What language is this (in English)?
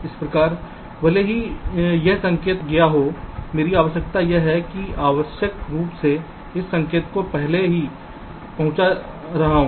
Hindi